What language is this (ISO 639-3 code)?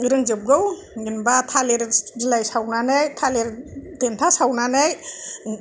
brx